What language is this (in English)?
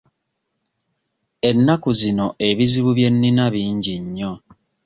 Ganda